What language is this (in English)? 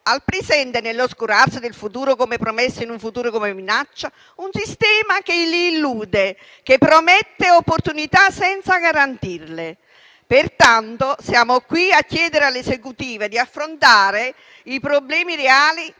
Italian